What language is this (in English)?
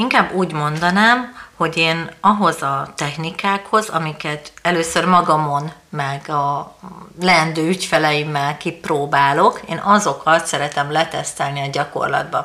Hungarian